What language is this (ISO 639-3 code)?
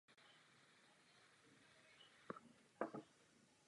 ces